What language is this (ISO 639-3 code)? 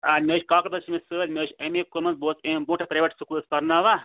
kas